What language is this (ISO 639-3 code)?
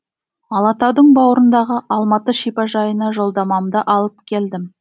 kaz